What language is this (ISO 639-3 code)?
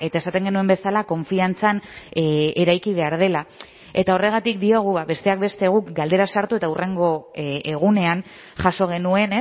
eus